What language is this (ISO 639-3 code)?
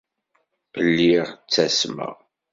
kab